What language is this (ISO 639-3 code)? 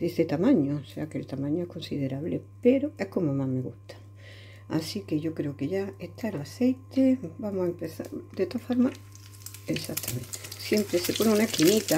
spa